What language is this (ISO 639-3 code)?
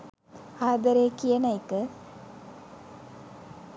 sin